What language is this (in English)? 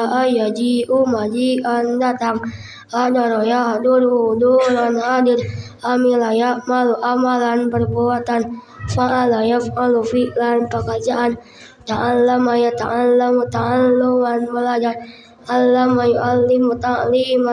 Indonesian